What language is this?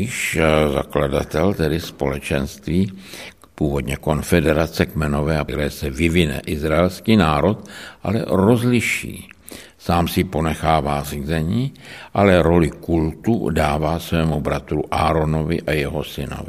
Czech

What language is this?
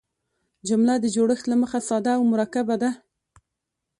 Pashto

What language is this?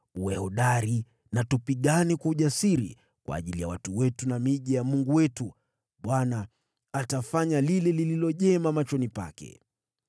Swahili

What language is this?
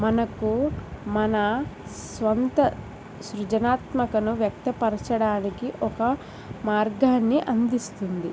Telugu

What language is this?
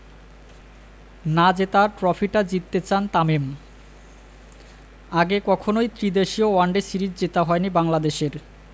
Bangla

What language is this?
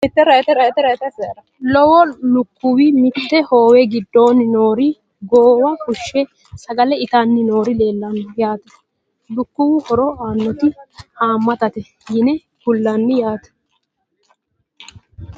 Sidamo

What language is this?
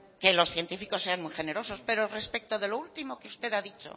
Spanish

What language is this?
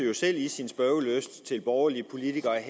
Danish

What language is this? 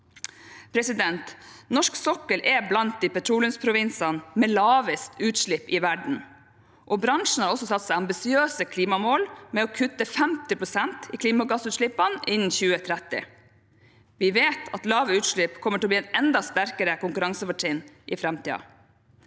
Norwegian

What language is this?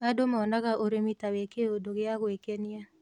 Kikuyu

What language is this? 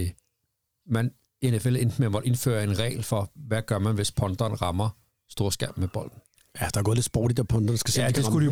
Danish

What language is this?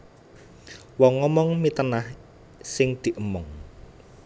Javanese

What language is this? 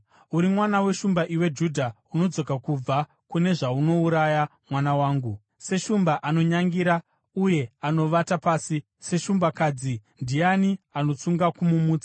Shona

